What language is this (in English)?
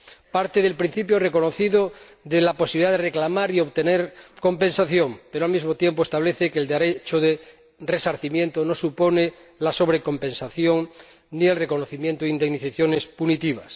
Spanish